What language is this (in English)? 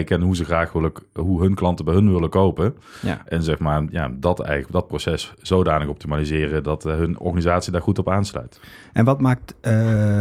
Dutch